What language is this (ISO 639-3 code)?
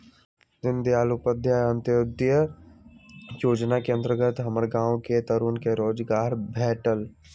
mag